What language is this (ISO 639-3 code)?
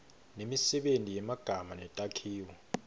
ssw